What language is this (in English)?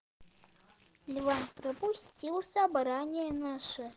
Russian